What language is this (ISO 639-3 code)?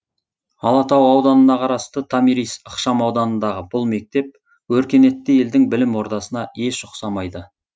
kaz